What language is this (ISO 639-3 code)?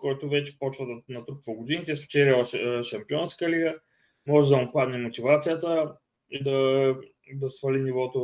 bul